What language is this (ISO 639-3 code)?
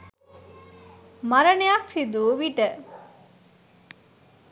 sin